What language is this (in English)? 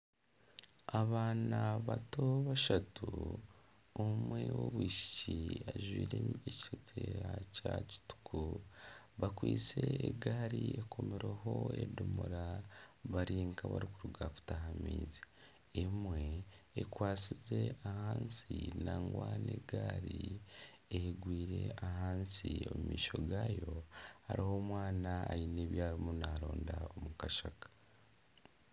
Nyankole